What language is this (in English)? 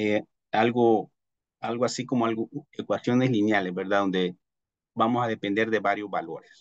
Spanish